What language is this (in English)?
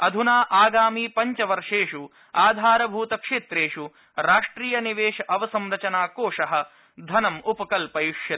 Sanskrit